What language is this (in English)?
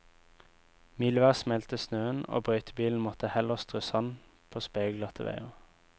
Norwegian